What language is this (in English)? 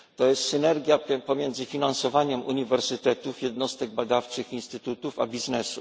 Polish